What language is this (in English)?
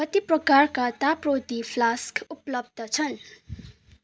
Nepali